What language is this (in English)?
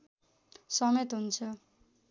Nepali